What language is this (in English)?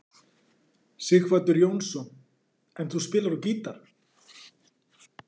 Icelandic